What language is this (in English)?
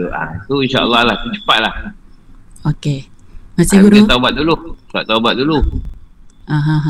Malay